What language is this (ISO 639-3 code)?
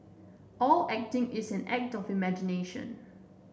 eng